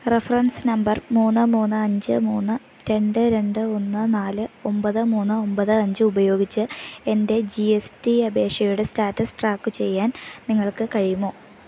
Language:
Malayalam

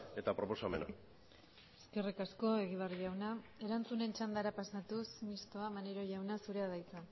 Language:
Basque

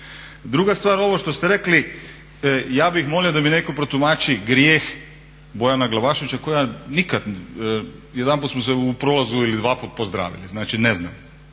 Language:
Croatian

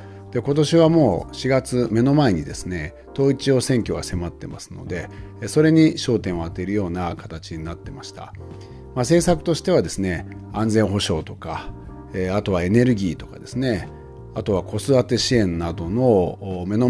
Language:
Japanese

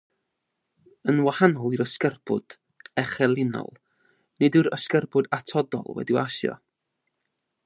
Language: Welsh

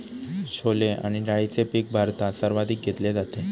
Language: Marathi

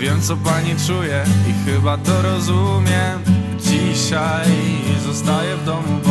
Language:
Polish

